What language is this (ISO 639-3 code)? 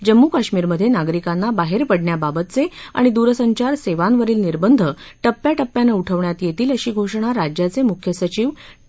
mar